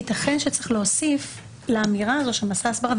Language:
Hebrew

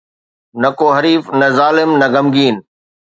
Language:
Sindhi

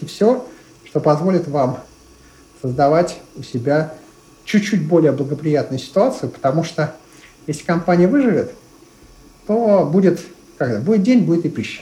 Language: Russian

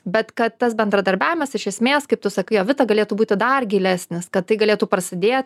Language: Lithuanian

